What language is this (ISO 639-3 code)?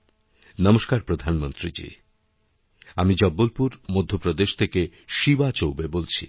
ben